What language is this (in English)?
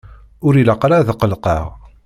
Kabyle